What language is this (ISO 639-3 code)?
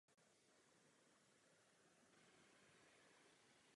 ces